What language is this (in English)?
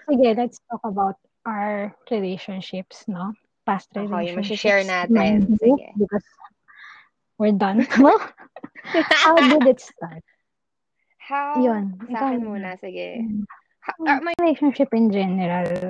Filipino